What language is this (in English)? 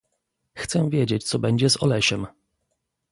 Polish